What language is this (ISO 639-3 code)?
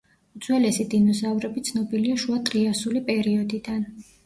kat